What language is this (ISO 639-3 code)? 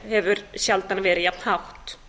isl